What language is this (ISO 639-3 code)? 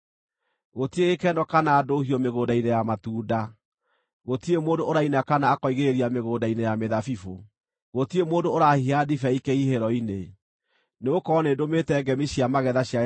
kik